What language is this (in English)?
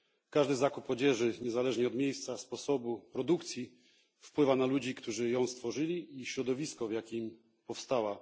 Polish